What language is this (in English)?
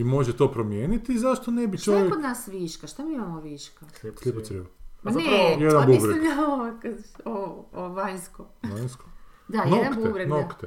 Croatian